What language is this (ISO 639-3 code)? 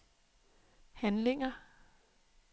dan